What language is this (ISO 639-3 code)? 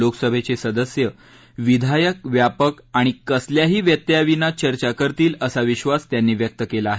mar